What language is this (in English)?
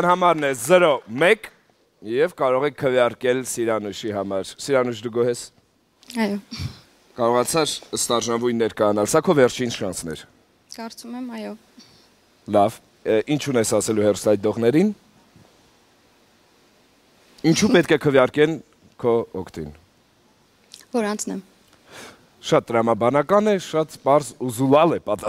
Turkish